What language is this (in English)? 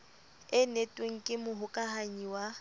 Southern Sotho